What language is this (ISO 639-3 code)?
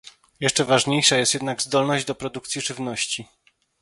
pol